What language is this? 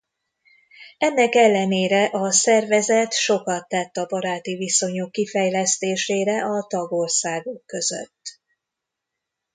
Hungarian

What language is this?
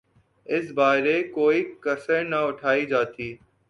Urdu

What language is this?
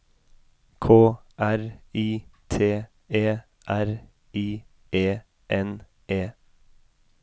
Norwegian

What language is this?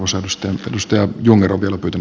Finnish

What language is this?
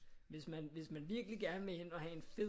Danish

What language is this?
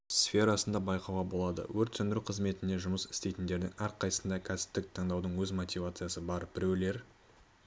Kazakh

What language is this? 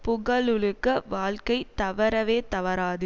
Tamil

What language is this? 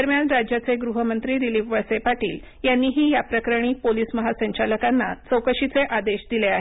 Marathi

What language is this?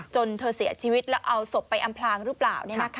Thai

